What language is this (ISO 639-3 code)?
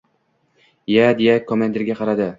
uzb